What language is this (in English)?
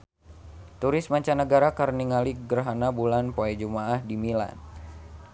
Sundanese